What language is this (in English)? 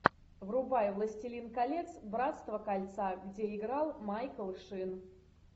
Russian